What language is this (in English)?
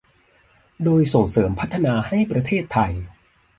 Thai